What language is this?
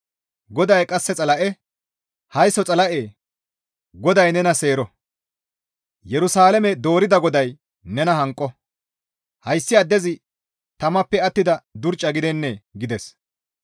Gamo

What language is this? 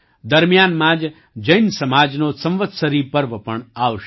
Gujarati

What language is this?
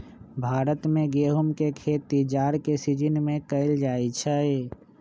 Magahi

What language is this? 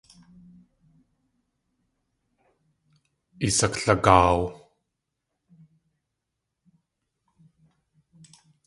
Tlingit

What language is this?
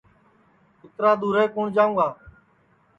Sansi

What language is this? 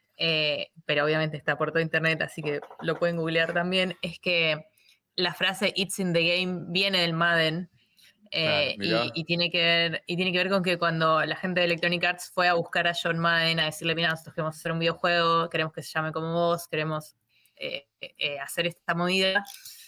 Spanish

